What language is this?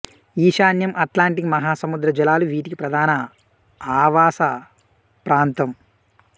Telugu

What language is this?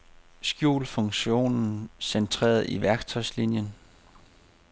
Danish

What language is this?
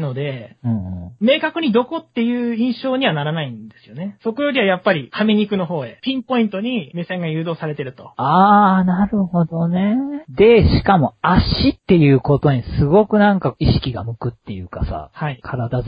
Japanese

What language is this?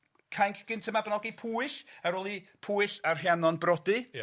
Welsh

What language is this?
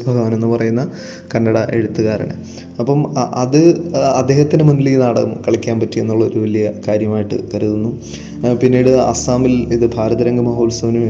Malayalam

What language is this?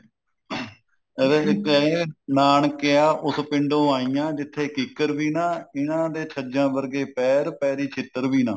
Punjabi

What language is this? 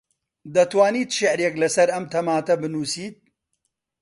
Central Kurdish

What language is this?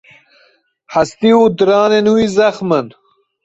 Kurdish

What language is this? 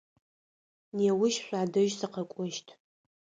Adyghe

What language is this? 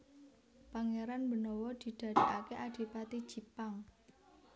Javanese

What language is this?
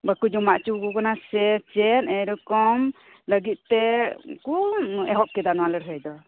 Santali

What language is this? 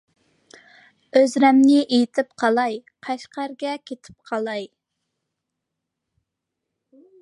Uyghur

